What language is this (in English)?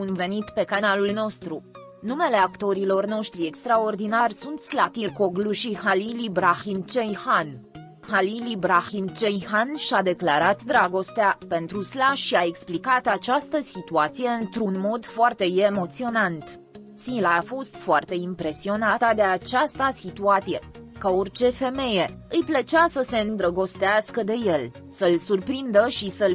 Romanian